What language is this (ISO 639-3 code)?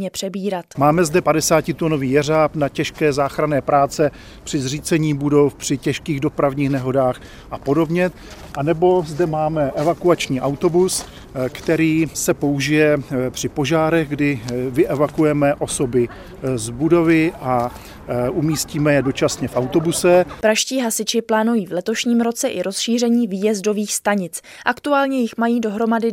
ces